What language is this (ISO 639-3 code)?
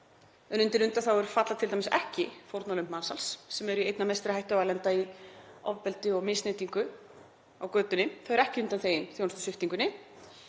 isl